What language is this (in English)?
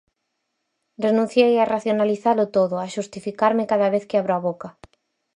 Galician